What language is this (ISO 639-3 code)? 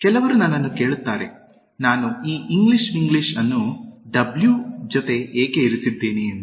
kan